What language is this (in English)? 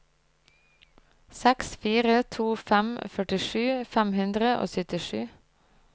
Norwegian